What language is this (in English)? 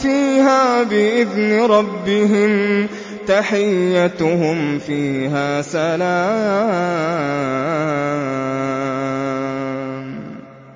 Arabic